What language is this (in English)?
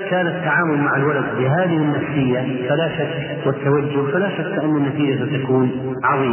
Arabic